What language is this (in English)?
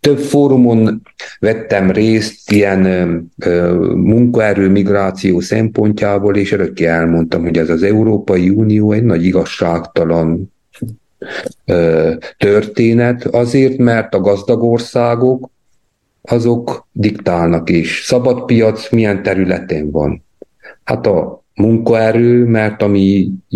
Hungarian